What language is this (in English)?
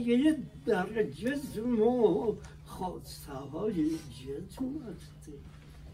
Persian